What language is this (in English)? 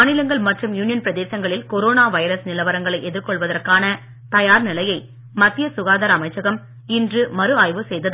Tamil